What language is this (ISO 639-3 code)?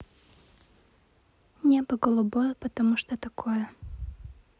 rus